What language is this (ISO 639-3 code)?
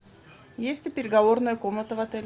rus